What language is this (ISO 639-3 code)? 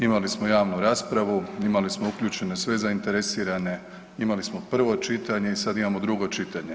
hrv